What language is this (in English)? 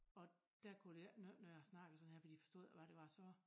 Danish